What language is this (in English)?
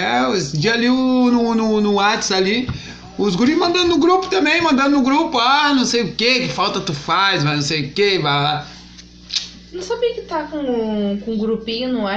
Portuguese